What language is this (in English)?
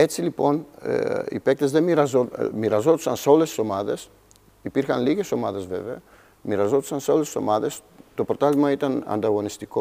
Greek